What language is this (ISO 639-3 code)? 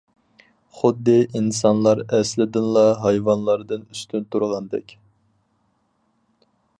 uig